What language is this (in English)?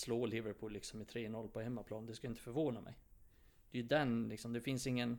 Swedish